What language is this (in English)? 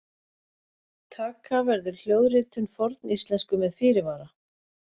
Icelandic